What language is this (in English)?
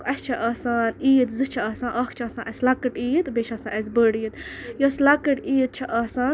Kashmiri